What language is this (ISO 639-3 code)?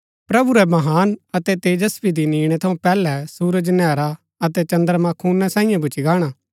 gbk